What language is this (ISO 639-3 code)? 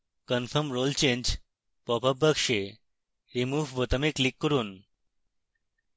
ben